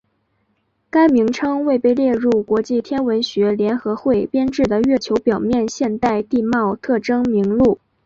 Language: Chinese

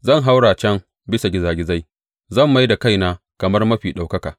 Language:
Hausa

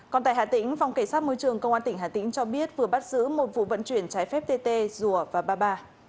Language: Vietnamese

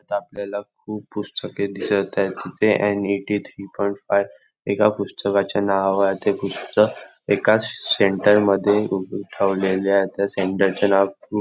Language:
Marathi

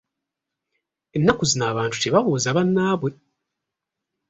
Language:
Ganda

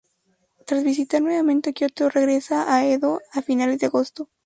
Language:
Spanish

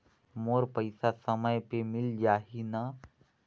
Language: Chhattisgarhi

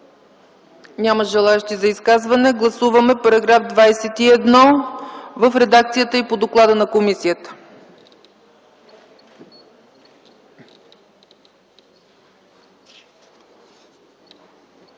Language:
Bulgarian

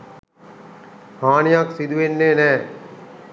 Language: Sinhala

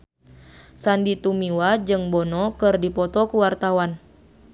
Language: Sundanese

